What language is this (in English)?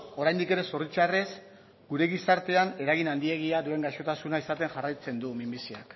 Basque